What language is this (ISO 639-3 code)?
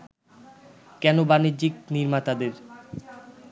ben